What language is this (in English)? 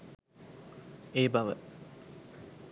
Sinhala